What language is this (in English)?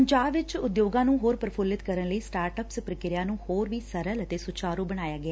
Punjabi